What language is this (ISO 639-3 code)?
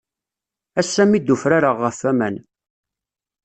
kab